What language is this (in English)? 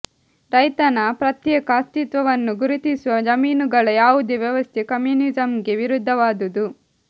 Kannada